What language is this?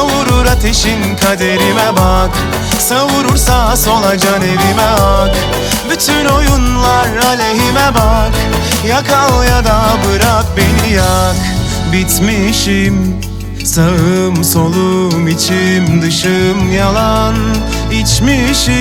Turkish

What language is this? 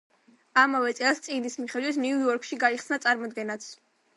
Georgian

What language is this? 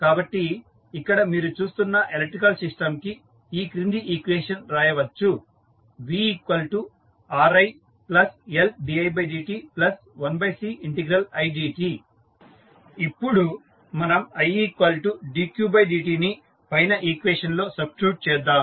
Telugu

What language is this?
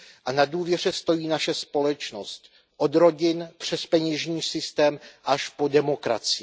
Czech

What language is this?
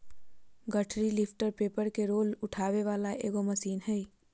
Magahi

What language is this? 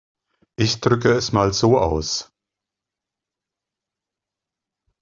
German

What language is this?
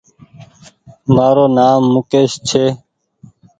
Goaria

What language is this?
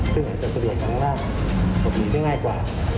Thai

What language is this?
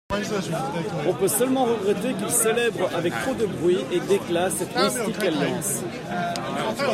French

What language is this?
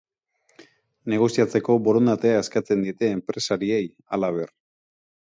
Basque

